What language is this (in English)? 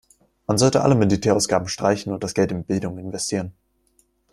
German